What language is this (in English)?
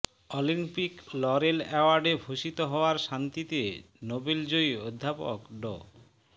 Bangla